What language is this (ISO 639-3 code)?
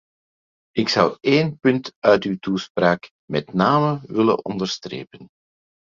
nld